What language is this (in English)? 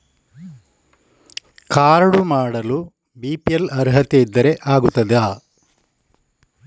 Kannada